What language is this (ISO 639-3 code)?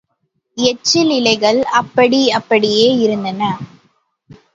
tam